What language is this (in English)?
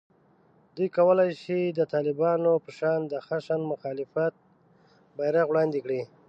Pashto